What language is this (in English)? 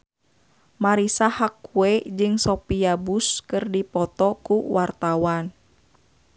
Sundanese